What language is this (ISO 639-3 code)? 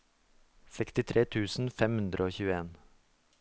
nor